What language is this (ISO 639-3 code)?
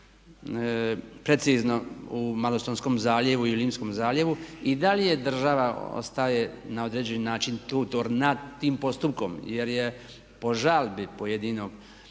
hrv